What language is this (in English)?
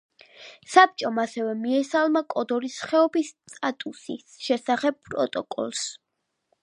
Georgian